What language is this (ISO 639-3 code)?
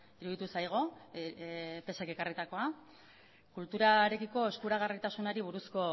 eus